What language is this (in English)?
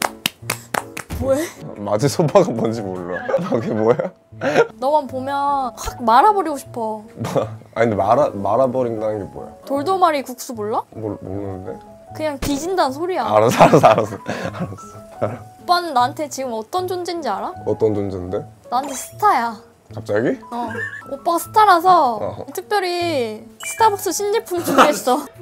Korean